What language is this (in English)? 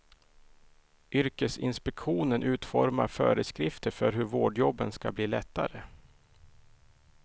Swedish